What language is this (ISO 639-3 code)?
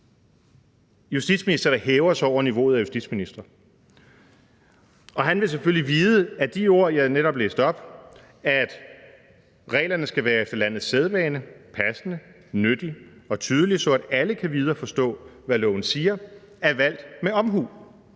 dan